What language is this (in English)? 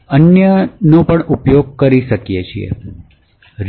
Gujarati